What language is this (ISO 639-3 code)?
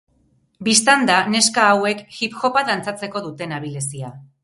eus